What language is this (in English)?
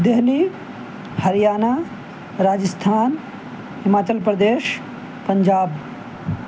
Urdu